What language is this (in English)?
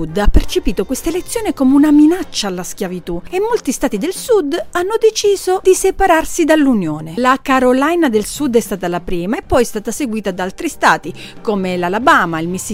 Italian